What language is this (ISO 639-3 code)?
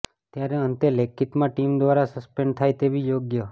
guj